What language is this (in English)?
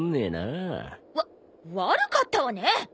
Japanese